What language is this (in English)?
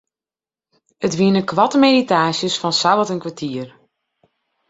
Western Frisian